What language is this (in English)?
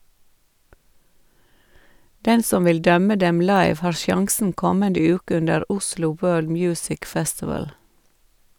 Norwegian